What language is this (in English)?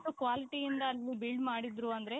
Kannada